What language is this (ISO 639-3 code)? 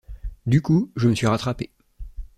fra